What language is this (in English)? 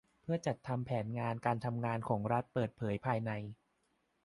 Thai